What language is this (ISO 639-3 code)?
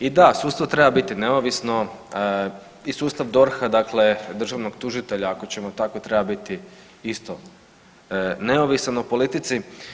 hrv